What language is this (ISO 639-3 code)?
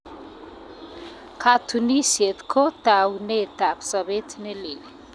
kln